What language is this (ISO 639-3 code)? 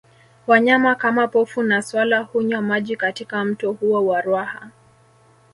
swa